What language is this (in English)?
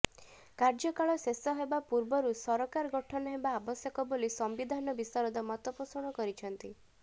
Odia